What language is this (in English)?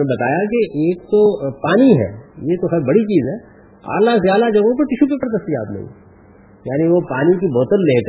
Urdu